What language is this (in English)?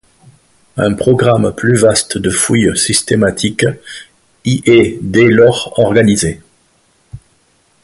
French